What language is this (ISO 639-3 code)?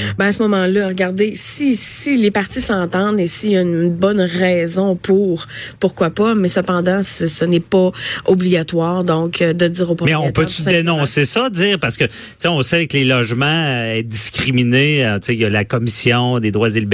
fra